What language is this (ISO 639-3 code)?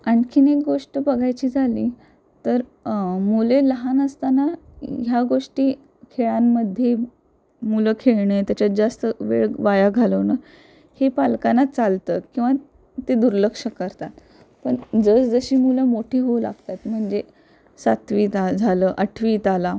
mar